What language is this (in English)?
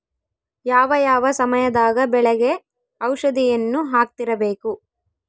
Kannada